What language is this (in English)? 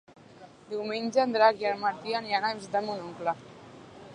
Catalan